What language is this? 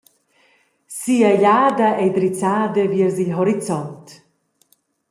Romansh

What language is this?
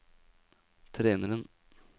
Norwegian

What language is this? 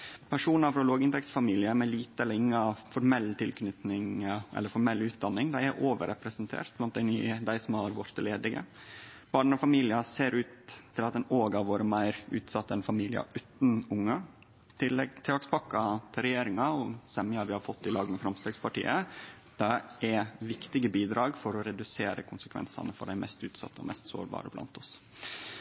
Norwegian Nynorsk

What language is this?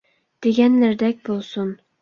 Uyghur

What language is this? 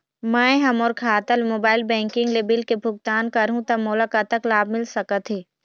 Chhattisgarhi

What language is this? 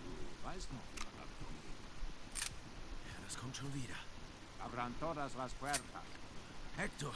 German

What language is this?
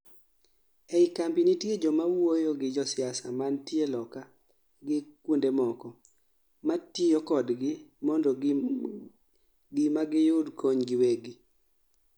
Luo (Kenya and Tanzania)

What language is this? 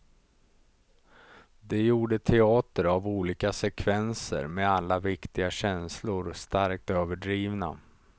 Swedish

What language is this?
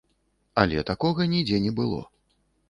Belarusian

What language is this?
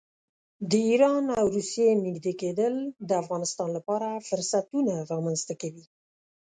Pashto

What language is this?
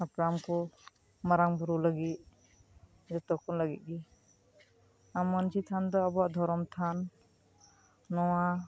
Santali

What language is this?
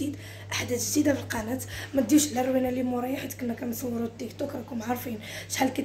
Arabic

